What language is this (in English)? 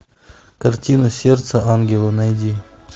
Russian